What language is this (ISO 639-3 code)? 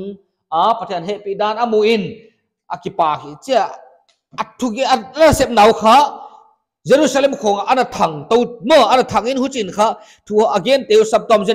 ind